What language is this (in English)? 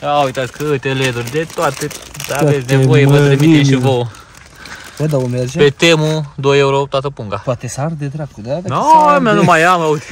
Romanian